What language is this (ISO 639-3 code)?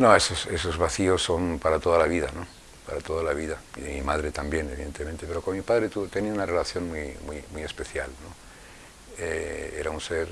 spa